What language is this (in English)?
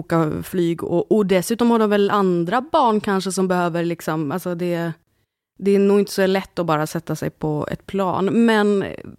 Swedish